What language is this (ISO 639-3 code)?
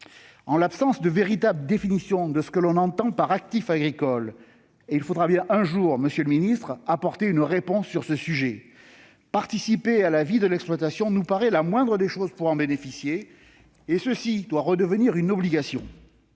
fra